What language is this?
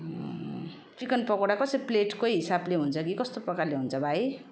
Nepali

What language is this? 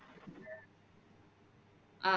Tamil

